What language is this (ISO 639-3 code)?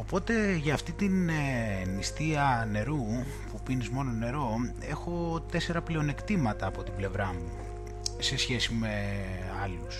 ell